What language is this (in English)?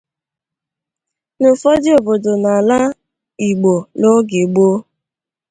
Igbo